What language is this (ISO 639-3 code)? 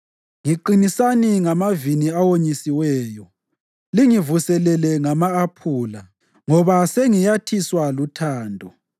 nde